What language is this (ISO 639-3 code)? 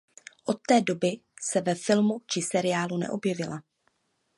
ces